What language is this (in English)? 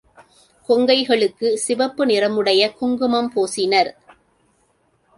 Tamil